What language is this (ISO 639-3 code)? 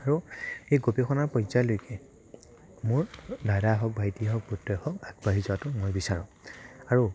asm